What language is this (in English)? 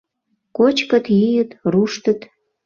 Mari